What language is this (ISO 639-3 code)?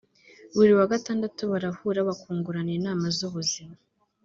kin